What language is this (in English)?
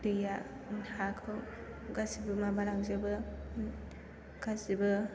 Bodo